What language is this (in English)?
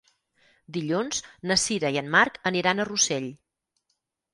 Catalan